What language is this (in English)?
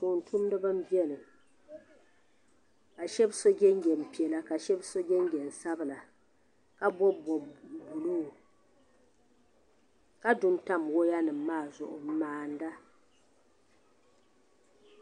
Dagbani